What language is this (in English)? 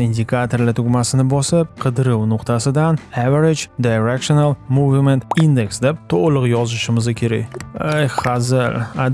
Uzbek